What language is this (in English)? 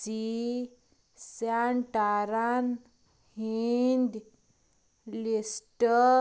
Kashmiri